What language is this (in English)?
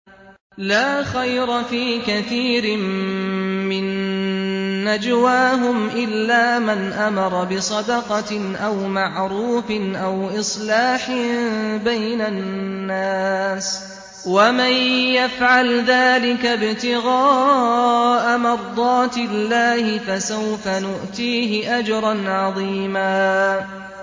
Arabic